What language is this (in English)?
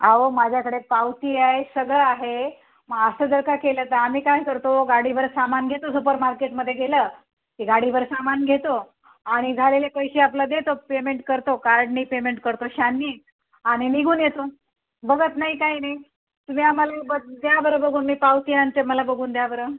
Marathi